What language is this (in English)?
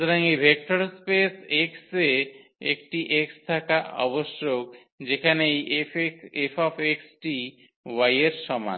Bangla